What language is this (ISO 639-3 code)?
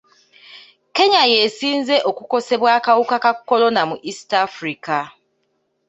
lug